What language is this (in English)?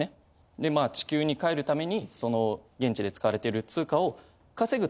Japanese